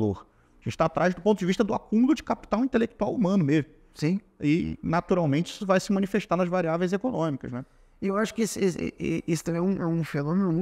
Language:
Portuguese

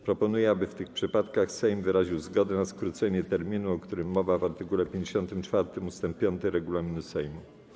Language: Polish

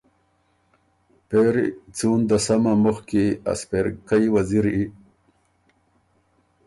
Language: Ormuri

